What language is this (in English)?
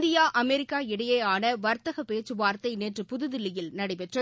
Tamil